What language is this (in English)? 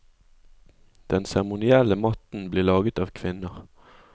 Norwegian